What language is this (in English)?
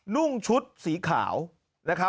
Thai